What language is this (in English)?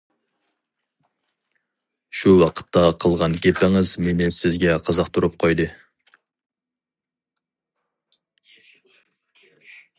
Uyghur